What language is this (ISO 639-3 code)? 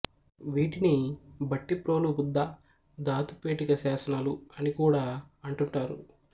tel